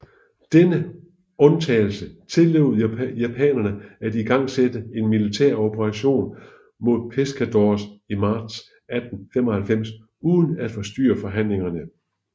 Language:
Danish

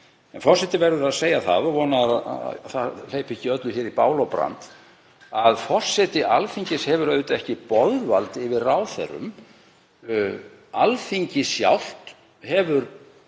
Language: Icelandic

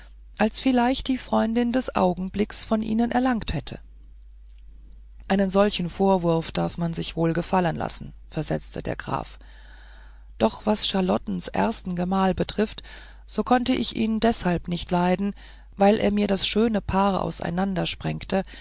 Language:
German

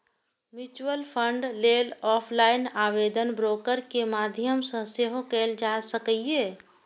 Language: Maithili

